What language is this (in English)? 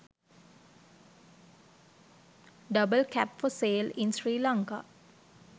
Sinhala